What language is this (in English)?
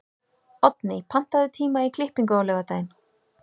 Icelandic